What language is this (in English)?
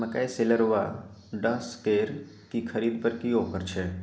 Maithili